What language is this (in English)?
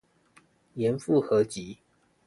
Chinese